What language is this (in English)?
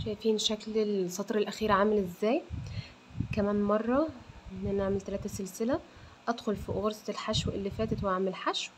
Arabic